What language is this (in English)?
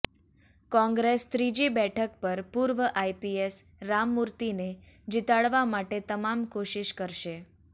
Gujarati